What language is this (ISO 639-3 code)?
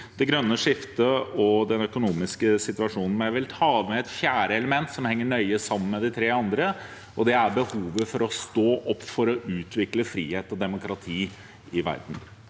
nor